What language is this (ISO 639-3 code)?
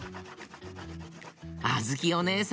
jpn